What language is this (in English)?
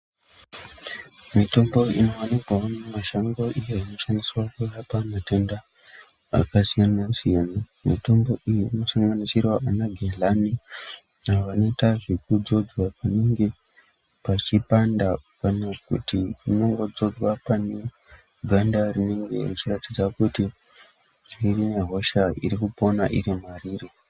Ndau